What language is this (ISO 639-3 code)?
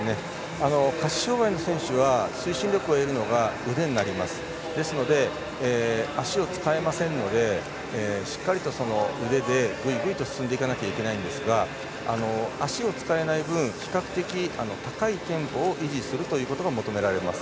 jpn